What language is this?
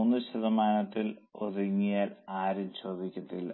Malayalam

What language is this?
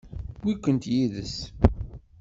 Kabyle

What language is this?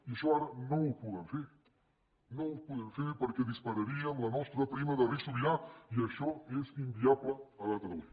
Catalan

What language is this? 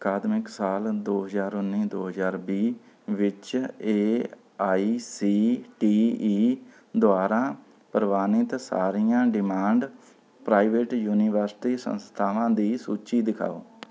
Punjabi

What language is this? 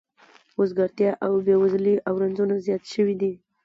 Pashto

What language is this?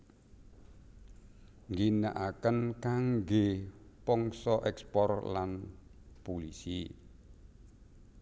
Javanese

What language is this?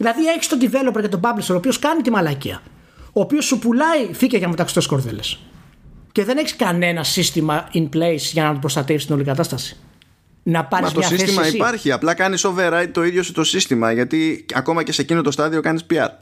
Greek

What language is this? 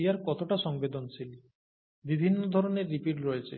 Bangla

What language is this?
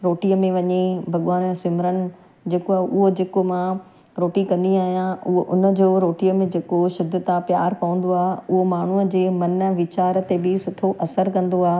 Sindhi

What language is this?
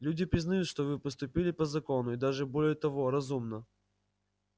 Russian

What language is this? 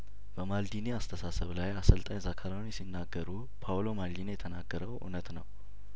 Amharic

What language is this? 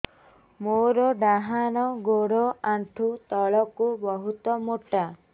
Odia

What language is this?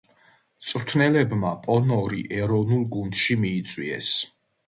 Georgian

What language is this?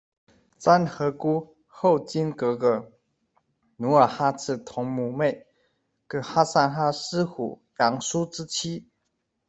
Chinese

